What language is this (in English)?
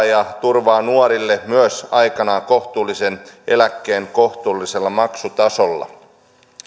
Finnish